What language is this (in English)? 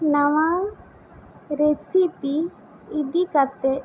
Santali